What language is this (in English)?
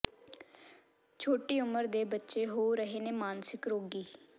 Punjabi